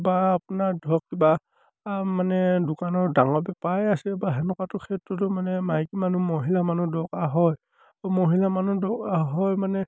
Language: Assamese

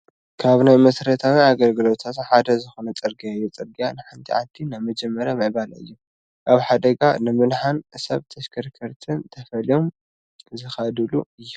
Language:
Tigrinya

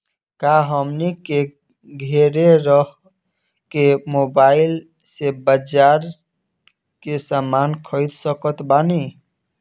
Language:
Bhojpuri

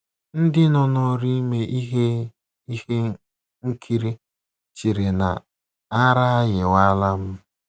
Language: Igbo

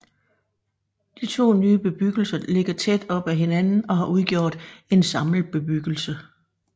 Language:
Danish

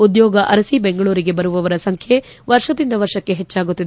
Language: Kannada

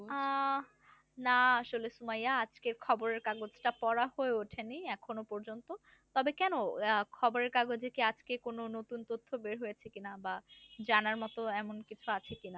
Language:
Bangla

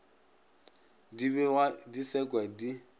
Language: Northern Sotho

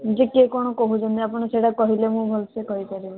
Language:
Odia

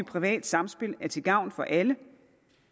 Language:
Danish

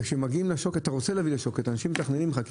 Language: Hebrew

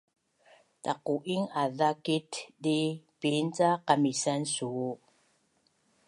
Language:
Bunun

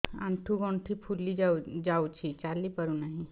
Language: Odia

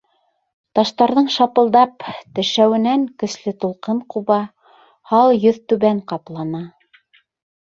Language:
Bashkir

